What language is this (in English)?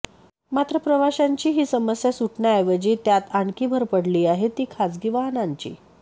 Marathi